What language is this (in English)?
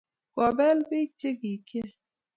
Kalenjin